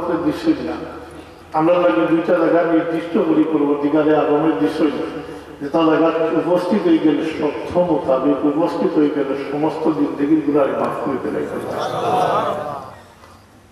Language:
Turkish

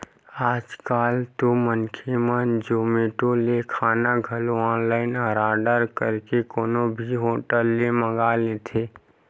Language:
Chhattisgarhi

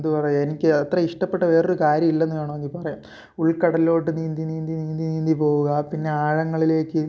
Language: Malayalam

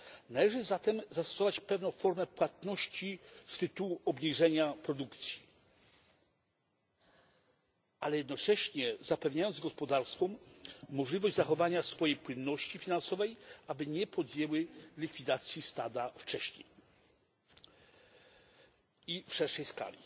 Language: Polish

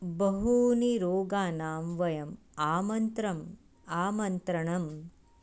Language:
Sanskrit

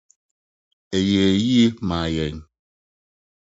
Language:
Akan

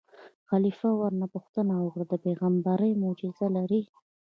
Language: Pashto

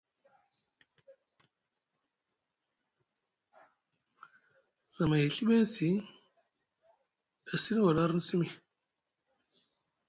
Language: Musgu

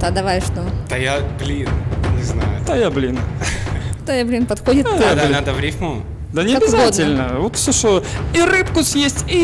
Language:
Russian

